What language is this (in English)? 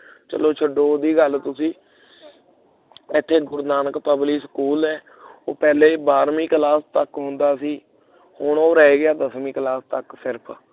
Punjabi